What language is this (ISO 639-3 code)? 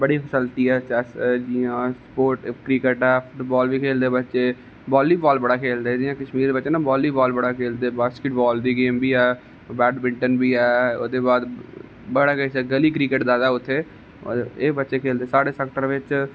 doi